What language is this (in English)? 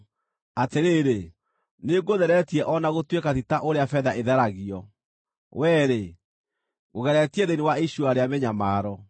Kikuyu